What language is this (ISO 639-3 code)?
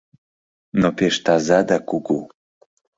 chm